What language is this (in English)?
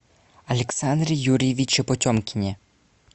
Russian